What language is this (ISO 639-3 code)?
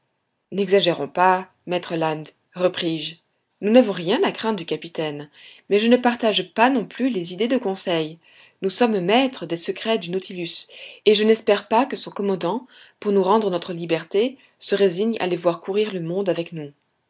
fra